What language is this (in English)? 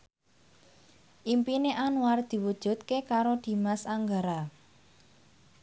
Javanese